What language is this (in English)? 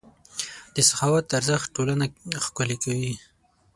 Pashto